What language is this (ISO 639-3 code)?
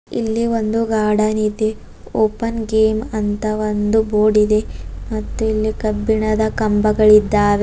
kan